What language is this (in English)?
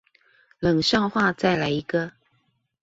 Chinese